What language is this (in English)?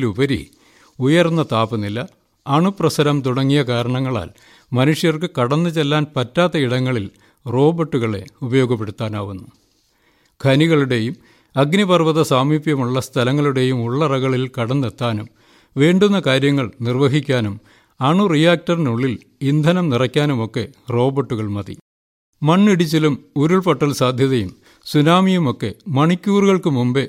Malayalam